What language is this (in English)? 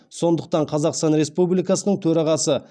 Kazakh